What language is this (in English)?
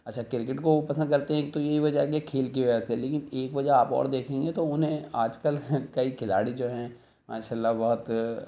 Urdu